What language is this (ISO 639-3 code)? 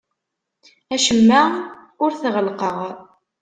kab